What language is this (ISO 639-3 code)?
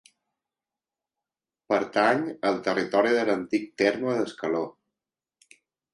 cat